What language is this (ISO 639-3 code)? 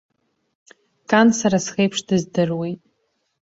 abk